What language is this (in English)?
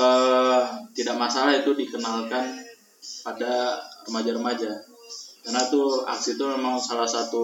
Indonesian